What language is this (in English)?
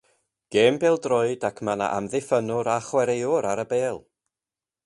Welsh